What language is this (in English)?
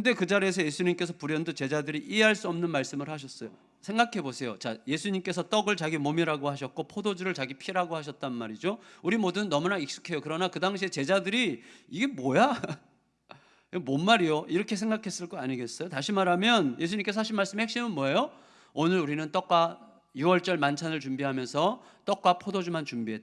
Korean